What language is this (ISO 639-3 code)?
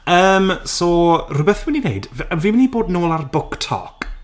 cym